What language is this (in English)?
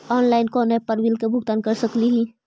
Magahi